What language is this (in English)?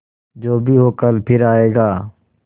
Hindi